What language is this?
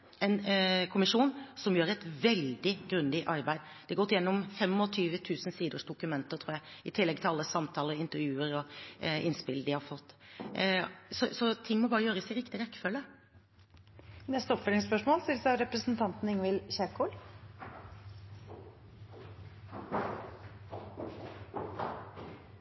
Norwegian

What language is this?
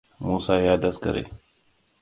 Hausa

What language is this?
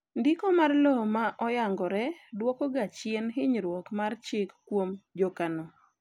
Luo (Kenya and Tanzania)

